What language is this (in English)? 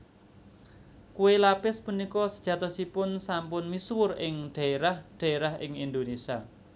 Javanese